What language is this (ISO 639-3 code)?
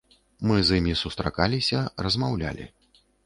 bel